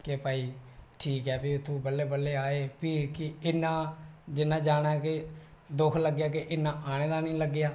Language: Dogri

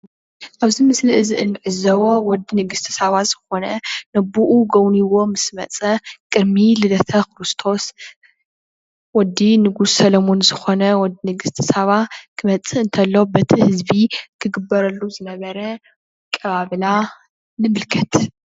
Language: Tigrinya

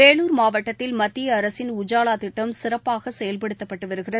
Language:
Tamil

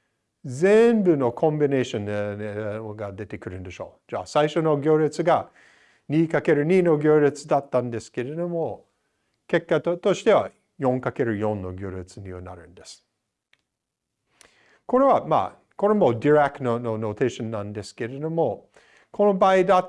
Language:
Japanese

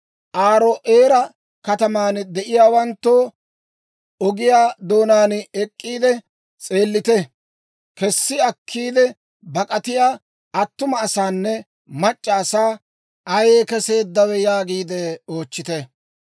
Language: Dawro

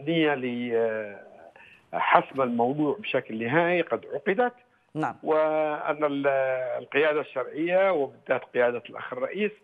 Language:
Arabic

